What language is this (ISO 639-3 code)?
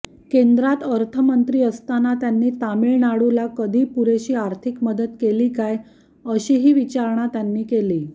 mar